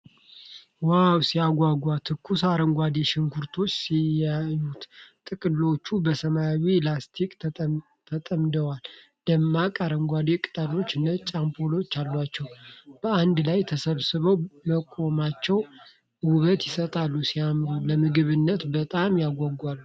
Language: Amharic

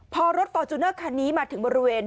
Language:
Thai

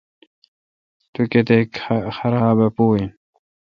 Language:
Kalkoti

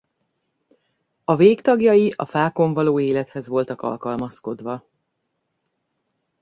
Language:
Hungarian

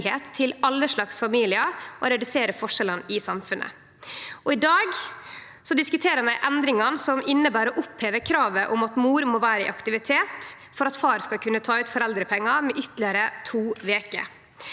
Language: Norwegian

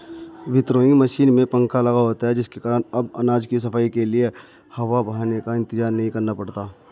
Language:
Hindi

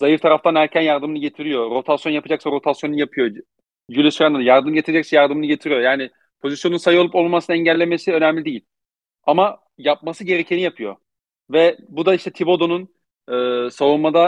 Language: Turkish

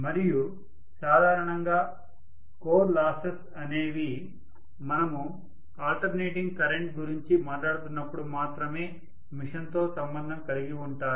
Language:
Telugu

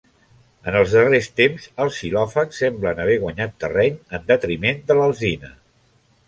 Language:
Catalan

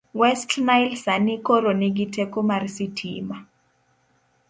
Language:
Luo (Kenya and Tanzania)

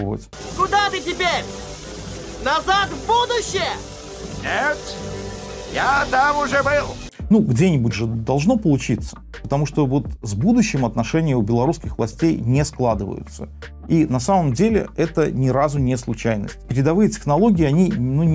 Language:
Russian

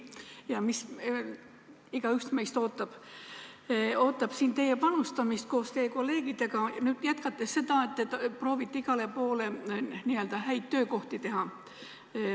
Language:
Estonian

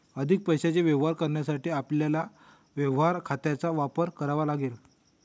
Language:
Marathi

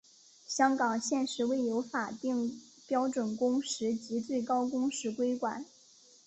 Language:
Chinese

